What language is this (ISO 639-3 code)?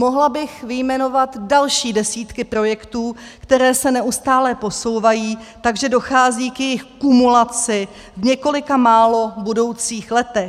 ces